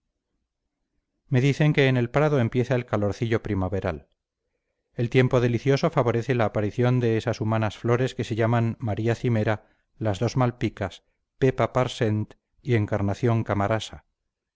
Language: Spanish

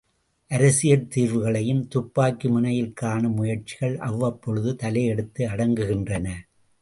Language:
Tamil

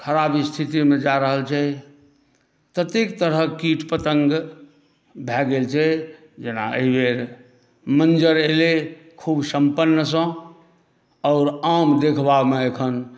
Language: Maithili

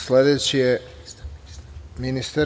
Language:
Serbian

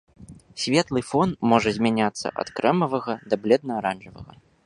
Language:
Belarusian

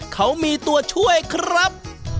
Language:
Thai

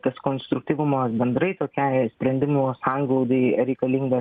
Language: Lithuanian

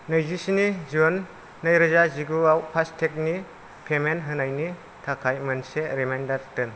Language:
Bodo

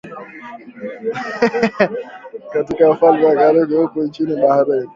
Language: Swahili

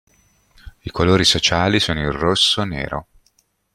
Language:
Italian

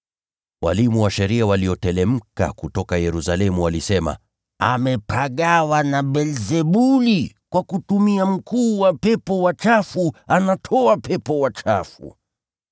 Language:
Swahili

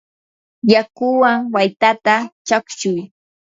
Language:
Yanahuanca Pasco Quechua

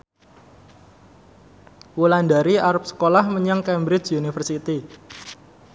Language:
Javanese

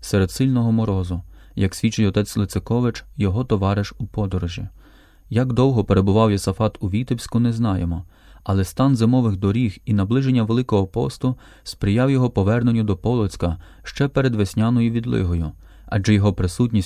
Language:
Ukrainian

